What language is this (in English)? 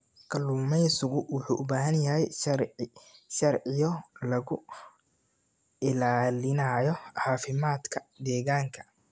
Somali